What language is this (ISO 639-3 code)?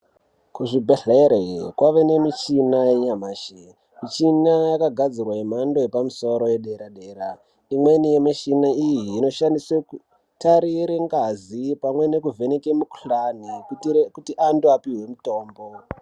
ndc